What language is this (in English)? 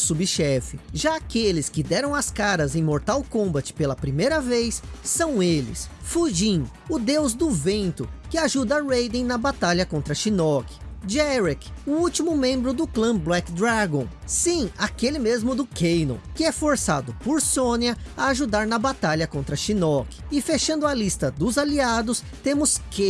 Portuguese